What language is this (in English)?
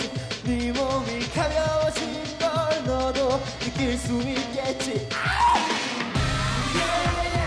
Latvian